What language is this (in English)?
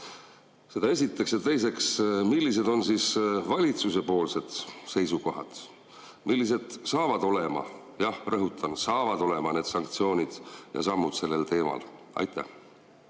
Estonian